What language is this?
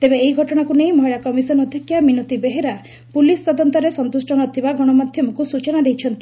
Odia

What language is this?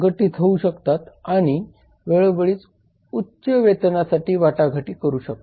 Marathi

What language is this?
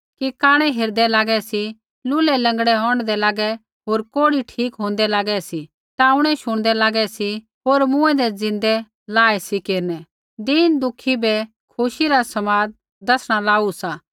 Kullu Pahari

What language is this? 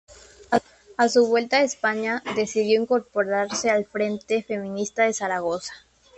Spanish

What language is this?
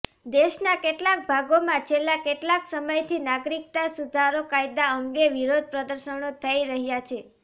Gujarati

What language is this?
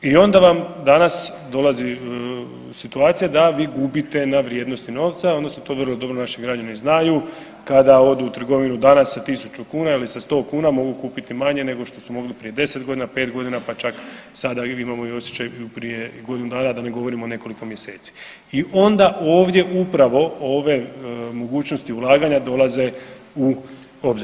Croatian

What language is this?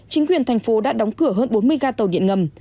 Vietnamese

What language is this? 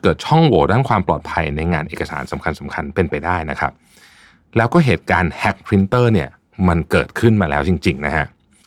Thai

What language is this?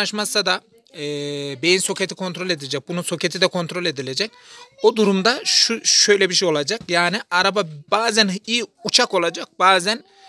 Turkish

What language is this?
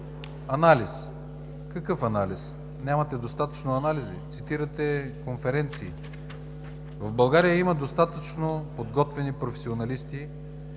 Bulgarian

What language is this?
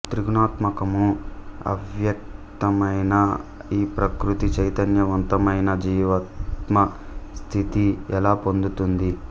Telugu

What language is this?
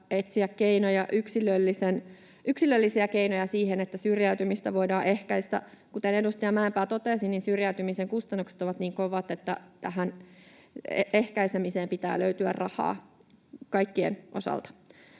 Finnish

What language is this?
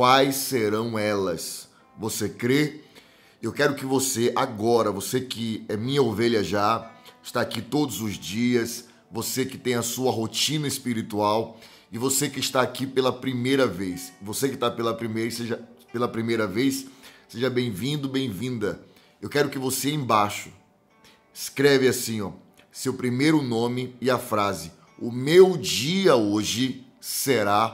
Portuguese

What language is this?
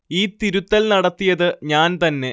Malayalam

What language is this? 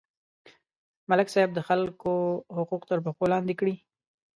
Pashto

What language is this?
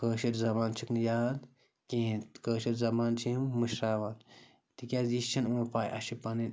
Kashmiri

